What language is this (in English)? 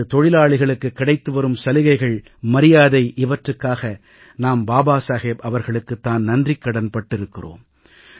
Tamil